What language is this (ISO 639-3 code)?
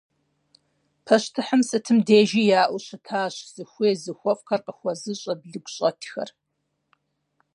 kbd